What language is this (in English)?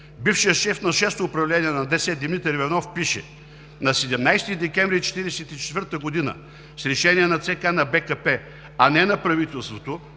Bulgarian